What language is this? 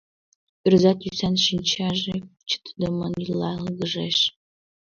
Mari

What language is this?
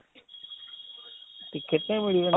Odia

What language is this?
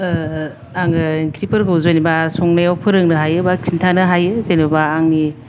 Bodo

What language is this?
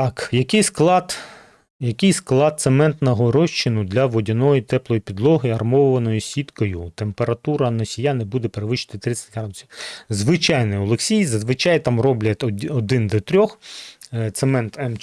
Ukrainian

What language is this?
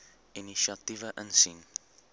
Afrikaans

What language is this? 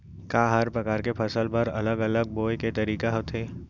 Chhattisgarhi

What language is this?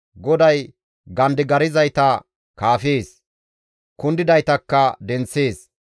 Gamo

